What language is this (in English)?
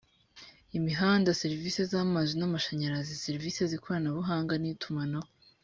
Kinyarwanda